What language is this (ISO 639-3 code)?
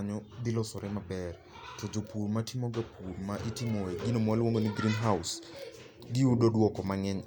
luo